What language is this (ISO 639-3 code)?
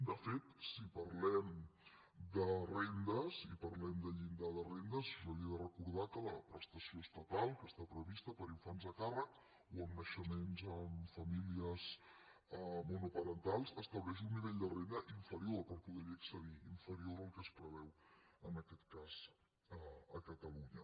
cat